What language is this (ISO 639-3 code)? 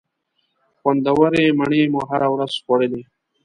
pus